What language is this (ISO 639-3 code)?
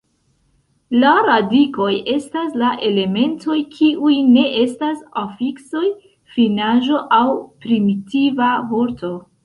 epo